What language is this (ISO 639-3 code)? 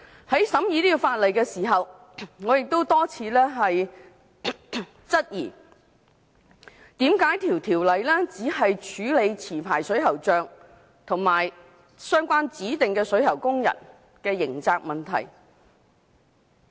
yue